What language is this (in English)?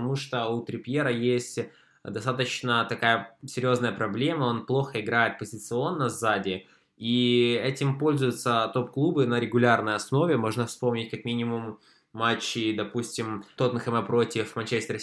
Russian